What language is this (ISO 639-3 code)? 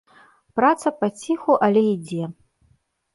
bel